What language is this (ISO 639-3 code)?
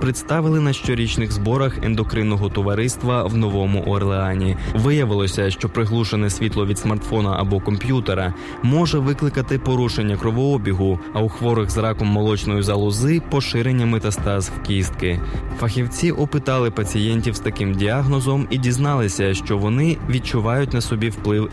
ukr